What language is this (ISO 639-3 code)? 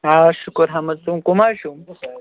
kas